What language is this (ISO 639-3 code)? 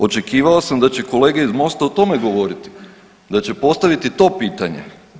hrv